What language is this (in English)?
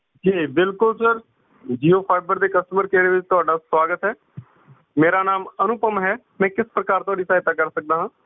Punjabi